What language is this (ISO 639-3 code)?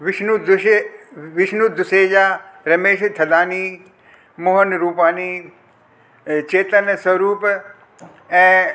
snd